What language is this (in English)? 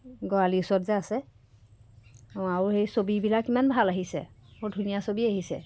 Assamese